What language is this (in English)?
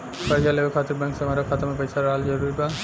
Bhojpuri